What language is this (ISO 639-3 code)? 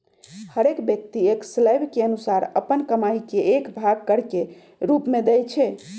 mag